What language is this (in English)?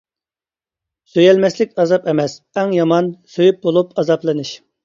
Uyghur